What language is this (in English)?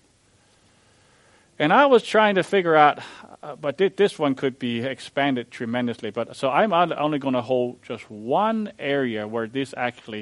English